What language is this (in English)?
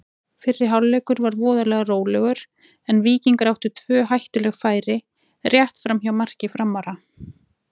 Icelandic